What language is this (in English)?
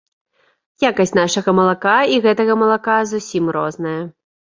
Belarusian